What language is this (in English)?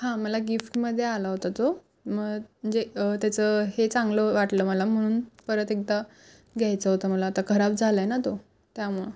Marathi